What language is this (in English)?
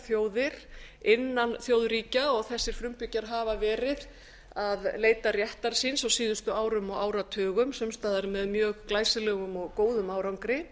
Icelandic